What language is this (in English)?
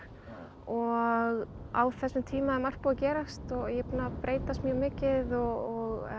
Icelandic